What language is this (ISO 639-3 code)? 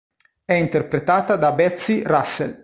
ita